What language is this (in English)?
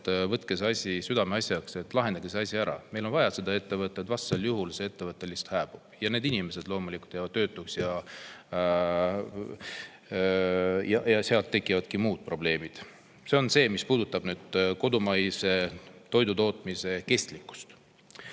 Estonian